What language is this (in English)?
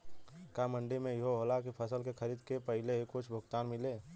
Bhojpuri